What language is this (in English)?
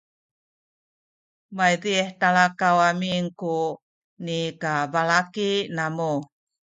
Sakizaya